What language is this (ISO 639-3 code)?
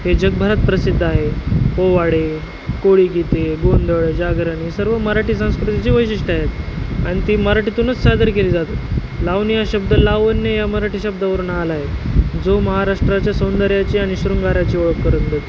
mar